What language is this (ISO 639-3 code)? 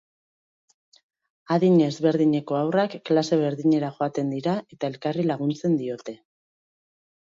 eus